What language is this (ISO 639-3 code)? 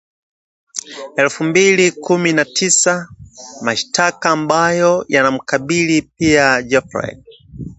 swa